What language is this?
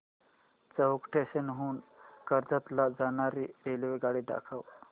Marathi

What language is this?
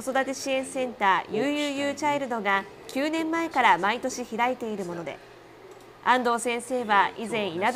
Japanese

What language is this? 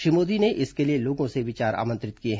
Hindi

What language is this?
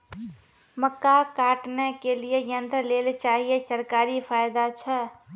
Maithili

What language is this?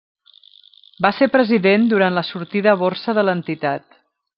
Catalan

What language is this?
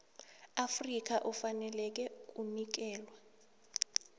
South Ndebele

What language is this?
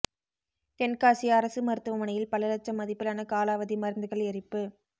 Tamil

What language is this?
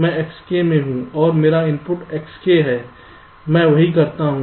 Hindi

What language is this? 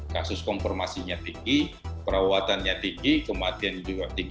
Indonesian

